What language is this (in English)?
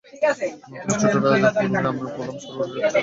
Bangla